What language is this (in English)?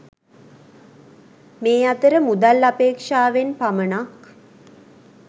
Sinhala